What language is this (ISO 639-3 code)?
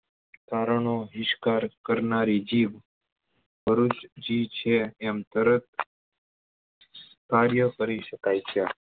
guj